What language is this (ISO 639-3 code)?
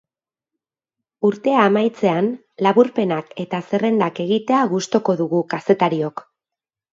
eus